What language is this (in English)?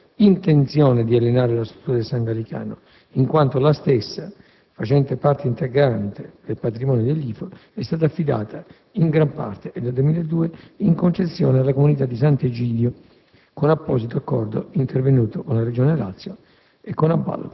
Italian